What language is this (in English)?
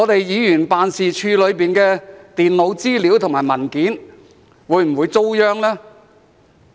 Cantonese